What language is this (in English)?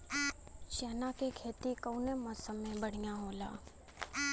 Bhojpuri